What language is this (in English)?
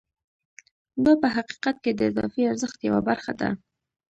Pashto